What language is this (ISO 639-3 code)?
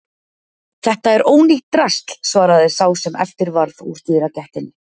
isl